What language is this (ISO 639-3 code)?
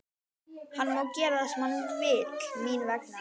isl